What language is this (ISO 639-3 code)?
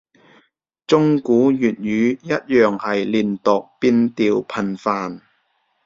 yue